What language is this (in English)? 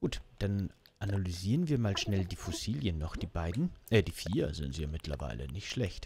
German